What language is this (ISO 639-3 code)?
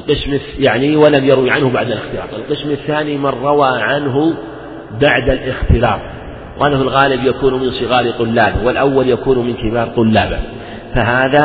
ara